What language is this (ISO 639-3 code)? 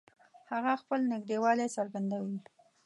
pus